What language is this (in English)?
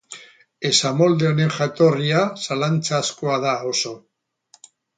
Basque